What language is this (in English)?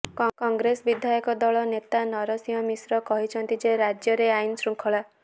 Odia